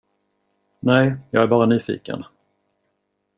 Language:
Swedish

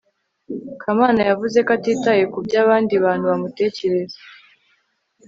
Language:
Kinyarwanda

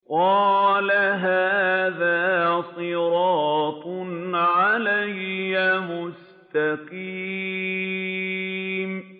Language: Arabic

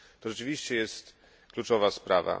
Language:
Polish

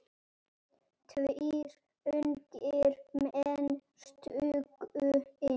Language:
Icelandic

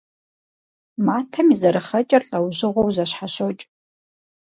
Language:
Kabardian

